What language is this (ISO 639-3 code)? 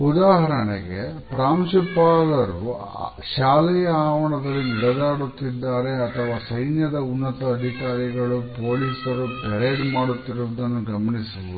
kan